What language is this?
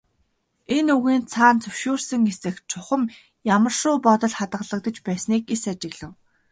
Mongolian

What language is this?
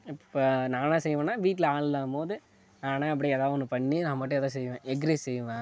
Tamil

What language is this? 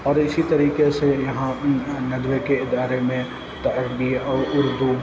Urdu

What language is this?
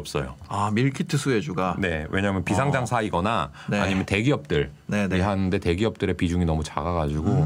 Korean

